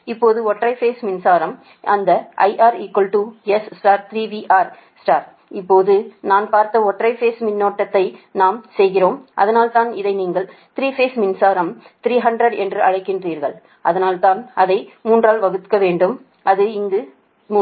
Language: Tamil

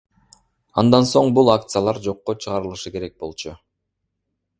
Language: Kyrgyz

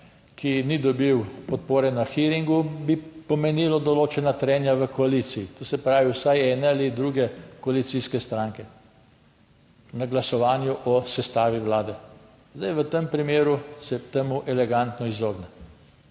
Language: Slovenian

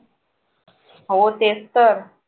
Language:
Marathi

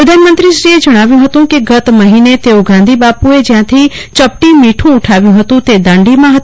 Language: Gujarati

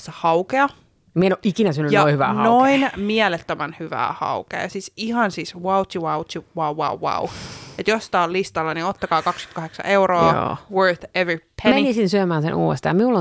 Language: Finnish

